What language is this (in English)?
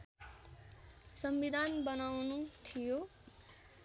Nepali